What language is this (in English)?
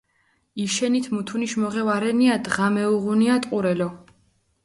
Mingrelian